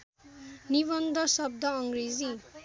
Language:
Nepali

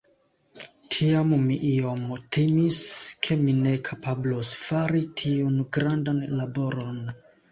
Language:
Esperanto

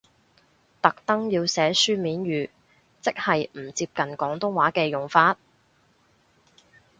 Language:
Cantonese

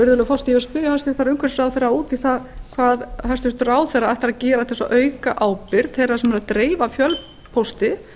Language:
Icelandic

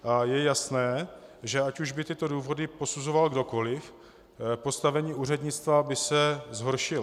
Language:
Czech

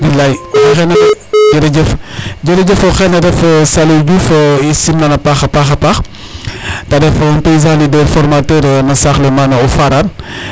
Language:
Serer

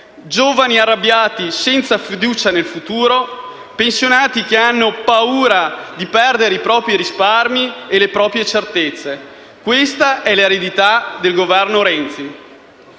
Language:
Italian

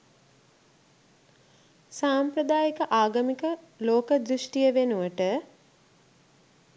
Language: Sinhala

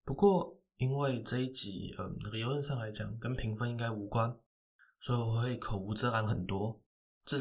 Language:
Chinese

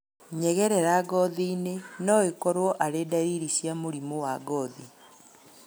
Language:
Kikuyu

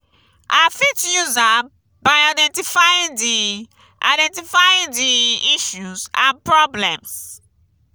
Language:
Nigerian Pidgin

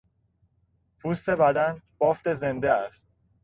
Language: Persian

